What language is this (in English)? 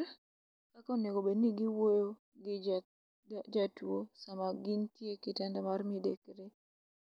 Luo (Kenya and Tanzania)